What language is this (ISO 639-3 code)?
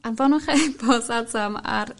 cym